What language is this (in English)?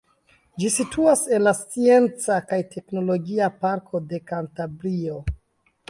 Esperanto